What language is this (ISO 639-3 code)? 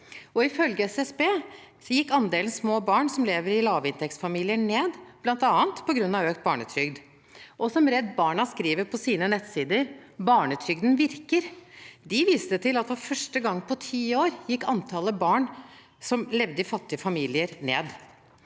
nor